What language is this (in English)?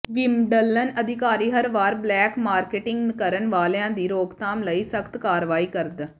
Punjabi